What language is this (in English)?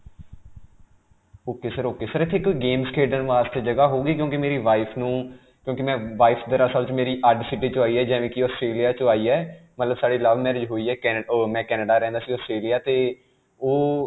Punjabi